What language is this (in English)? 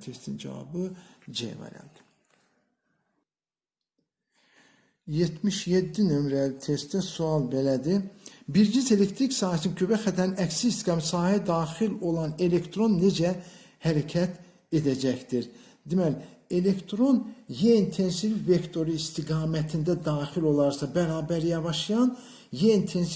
Turkish